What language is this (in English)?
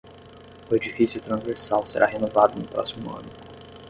Portuguese